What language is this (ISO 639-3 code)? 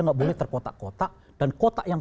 ind